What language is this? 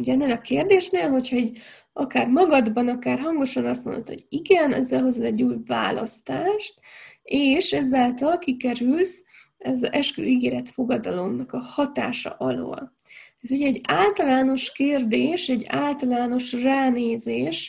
Hungarian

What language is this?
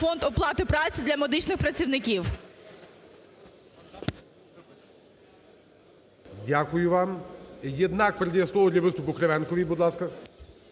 Ukrainian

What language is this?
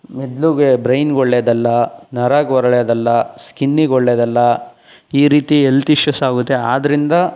Kannada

